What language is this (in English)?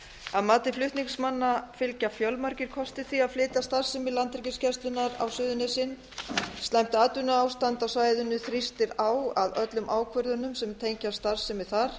Icelandic